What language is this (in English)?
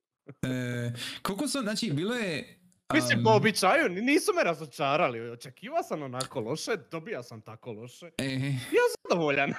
Croatian